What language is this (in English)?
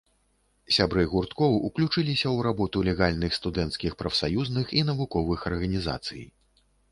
Belarusian